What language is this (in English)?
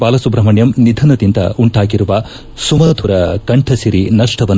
Kannada